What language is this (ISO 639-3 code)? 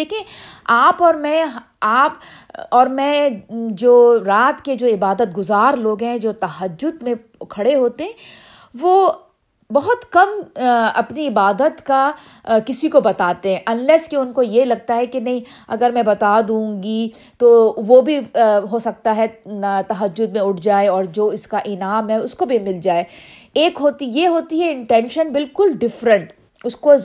urd